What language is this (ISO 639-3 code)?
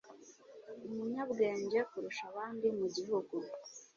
kin